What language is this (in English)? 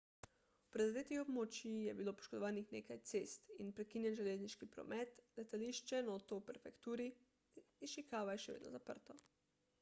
Slovenian